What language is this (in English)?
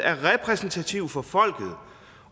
Danish